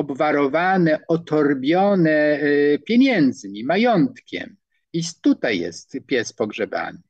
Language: Polish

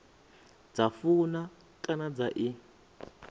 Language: Venda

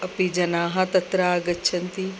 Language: Sanskrit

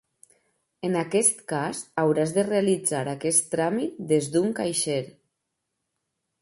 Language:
Catalan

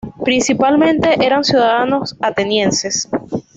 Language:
Spanish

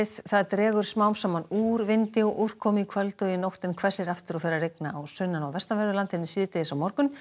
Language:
Icelandic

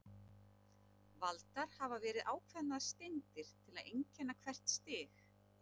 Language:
Icelandic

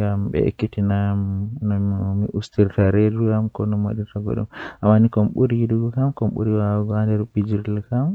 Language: Western Niger Fulfulde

